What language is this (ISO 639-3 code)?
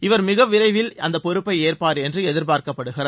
tam